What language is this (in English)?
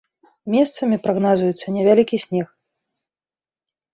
Belarusian